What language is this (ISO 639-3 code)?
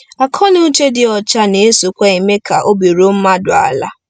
ibo